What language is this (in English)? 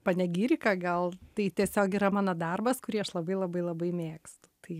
Lithuanian